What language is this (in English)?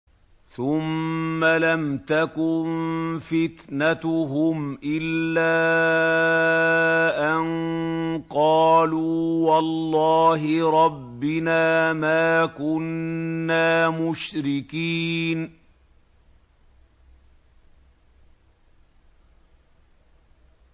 Arabic